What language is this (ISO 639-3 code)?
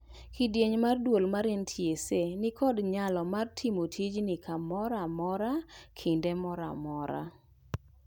luo